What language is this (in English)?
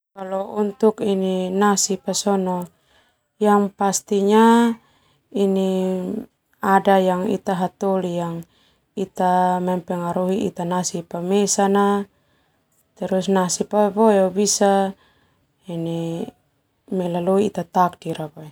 Termanu